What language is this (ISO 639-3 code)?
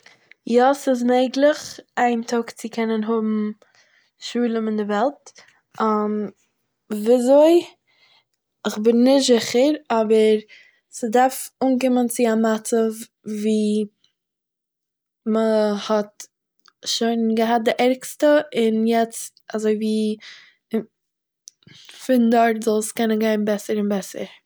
yid